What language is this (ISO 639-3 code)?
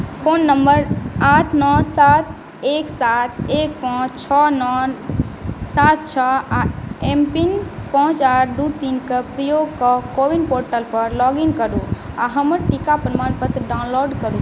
mai